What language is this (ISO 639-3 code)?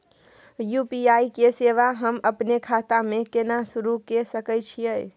mai